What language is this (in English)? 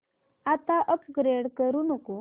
Marathi